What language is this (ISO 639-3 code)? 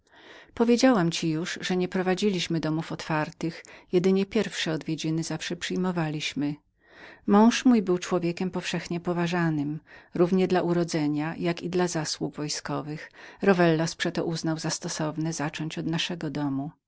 pol